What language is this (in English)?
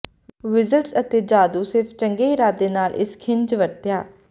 Punjabi